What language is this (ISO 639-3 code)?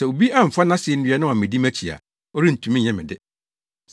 aka